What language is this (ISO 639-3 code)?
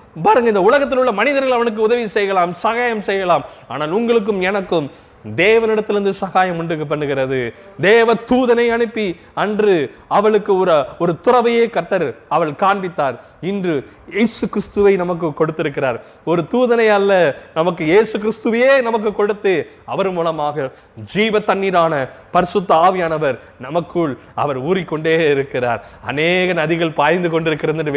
tam